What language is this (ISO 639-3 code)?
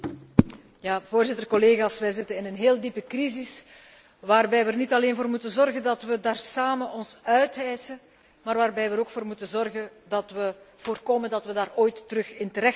nld